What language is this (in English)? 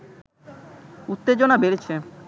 Bangla